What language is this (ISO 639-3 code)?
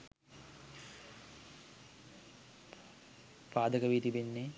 sin